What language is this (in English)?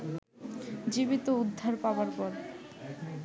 Bangla